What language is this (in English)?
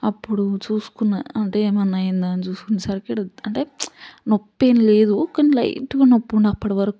Telugu